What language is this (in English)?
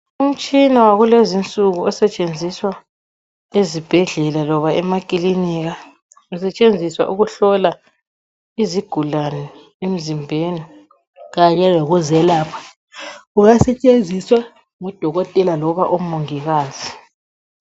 North Ndebele